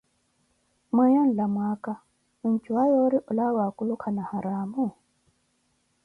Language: Koti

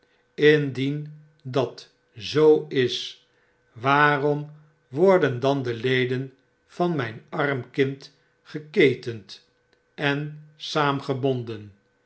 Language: Dutch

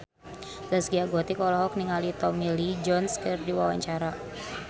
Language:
Sundanese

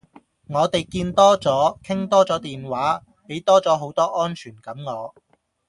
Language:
Cantonese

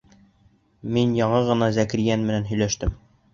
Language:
Bashkir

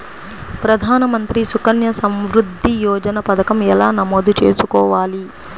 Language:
Telugu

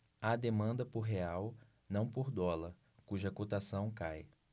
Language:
Portuguese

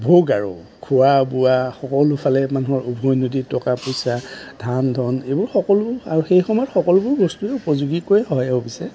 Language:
Assamese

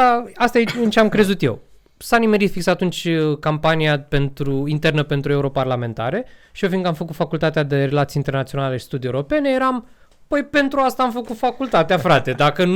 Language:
Romanian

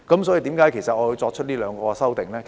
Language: Cantonese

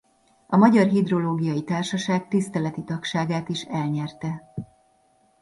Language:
Hungarian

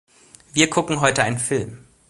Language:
German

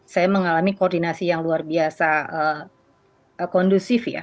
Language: Indonesian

